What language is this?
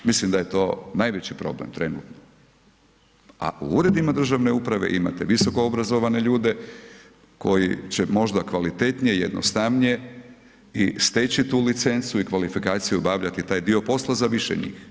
Croatian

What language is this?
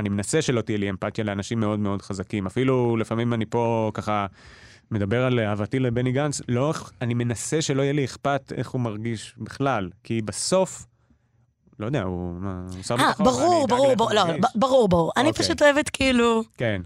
Hebrew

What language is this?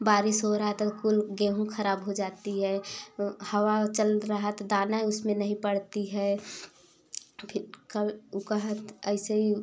Hindi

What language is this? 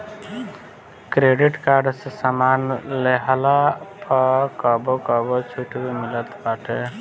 Bhojpuri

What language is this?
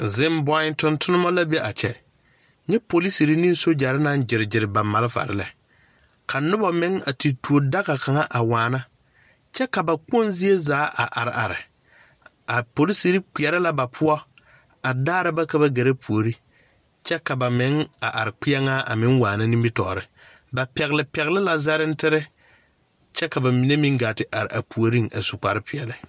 Southern Dagaare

